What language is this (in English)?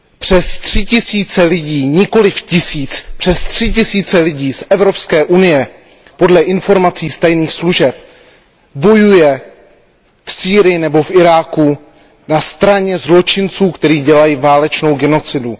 Czech